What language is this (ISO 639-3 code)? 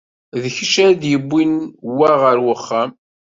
kab